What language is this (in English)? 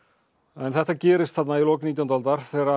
Icelandic